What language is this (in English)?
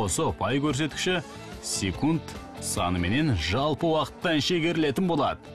Turkish